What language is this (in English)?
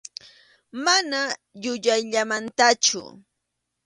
Arequipa-La Unión Quechua